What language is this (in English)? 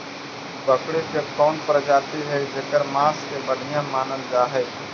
Magahi